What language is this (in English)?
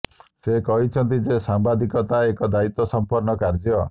Odia